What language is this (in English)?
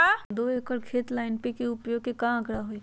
Magahi